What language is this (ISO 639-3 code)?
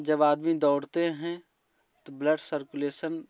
hin